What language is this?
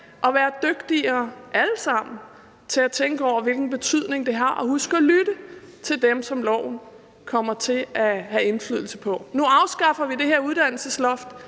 Danish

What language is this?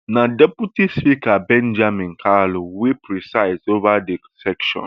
Nigerian Pidgin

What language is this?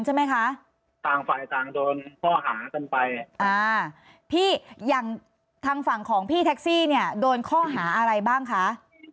Thai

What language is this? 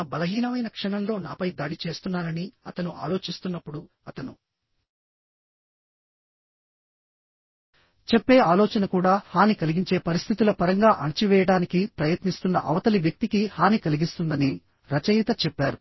Telugu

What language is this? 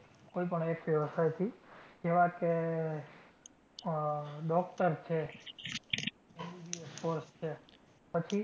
Gujarati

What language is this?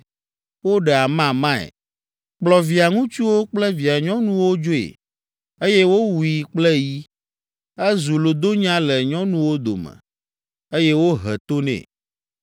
Ewe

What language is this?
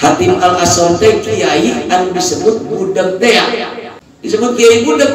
Indonesian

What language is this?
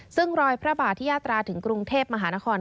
Thai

